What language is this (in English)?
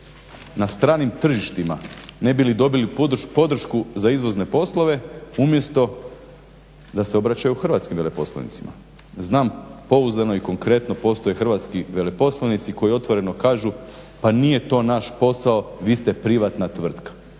Croatian